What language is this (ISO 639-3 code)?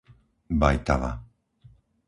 slk